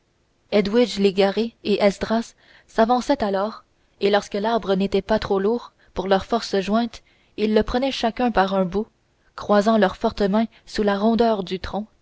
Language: French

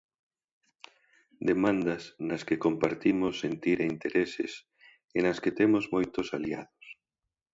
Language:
Galician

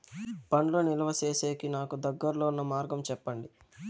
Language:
Telugu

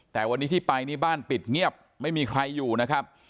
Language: Thai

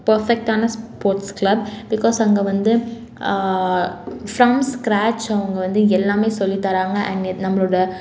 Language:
Tamil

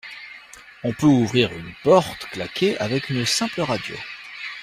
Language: French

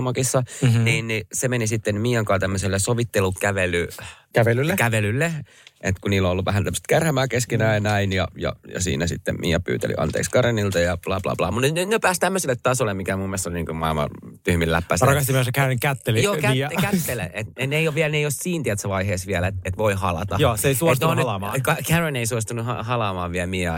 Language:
Finnish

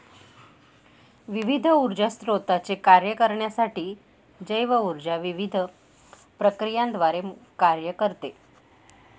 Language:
Marathi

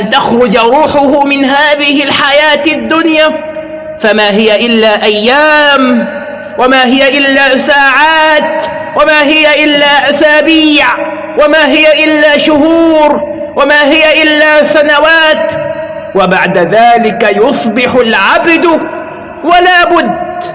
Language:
Arabic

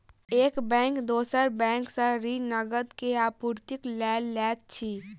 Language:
Maithili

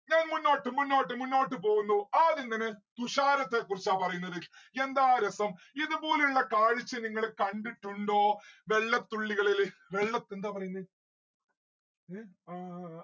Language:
Malayalam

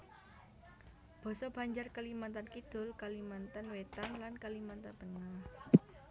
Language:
Javanese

